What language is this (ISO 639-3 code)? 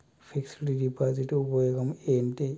tel